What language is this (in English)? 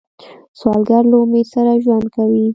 Pashto